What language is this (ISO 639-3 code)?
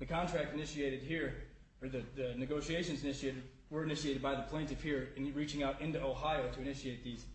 eng